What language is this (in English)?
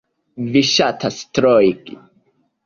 Esperanto